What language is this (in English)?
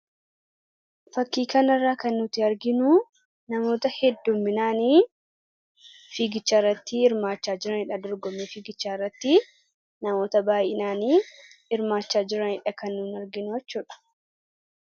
Oromo